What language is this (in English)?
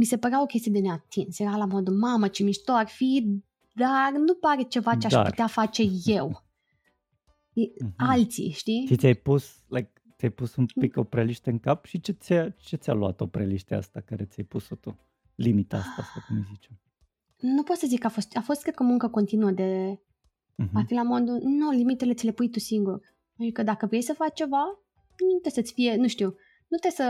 Romanian